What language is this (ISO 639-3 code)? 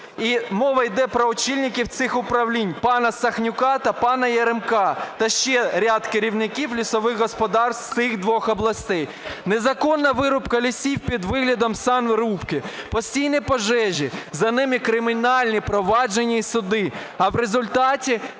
ukr